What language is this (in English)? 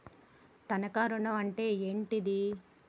Telugu